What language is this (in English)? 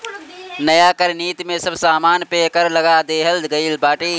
Bhojpuri